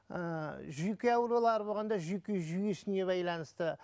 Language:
Kazakh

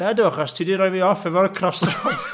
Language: Welsh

